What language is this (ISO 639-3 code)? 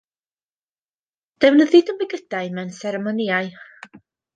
cym